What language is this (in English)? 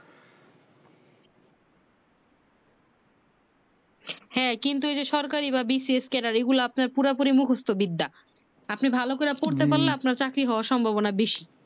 Bangla